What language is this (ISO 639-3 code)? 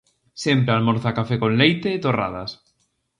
glg